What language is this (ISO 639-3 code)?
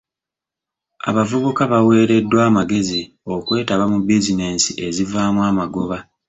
lug